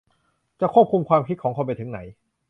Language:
Thai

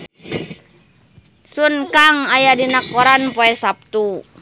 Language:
Sundanese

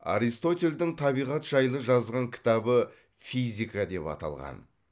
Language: Kazakh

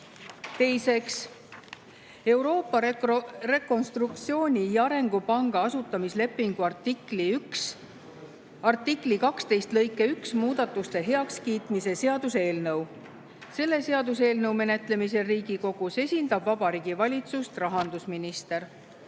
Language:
Estonian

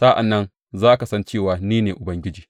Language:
Hausa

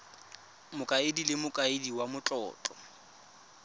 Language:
Tswana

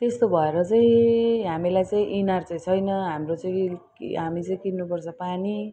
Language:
Nepali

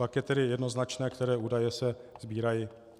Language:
Czech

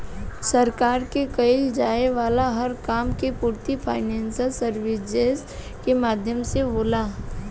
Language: Bhojpuri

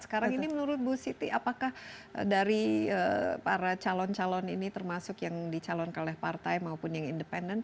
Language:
Indonesian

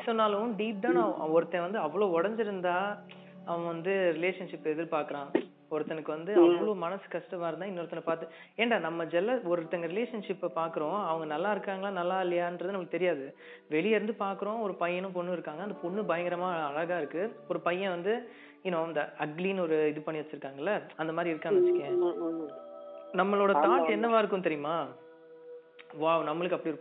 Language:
Tamil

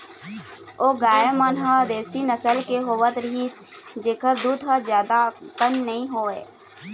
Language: Chhattisgarhi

